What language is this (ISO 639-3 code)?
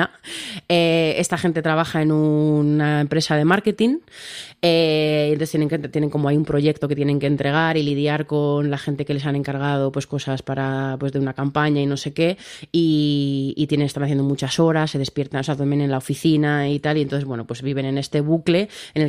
spa